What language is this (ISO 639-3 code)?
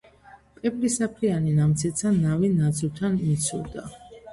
kat